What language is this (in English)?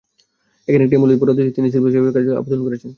Bangla